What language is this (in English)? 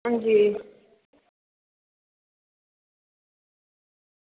Dogri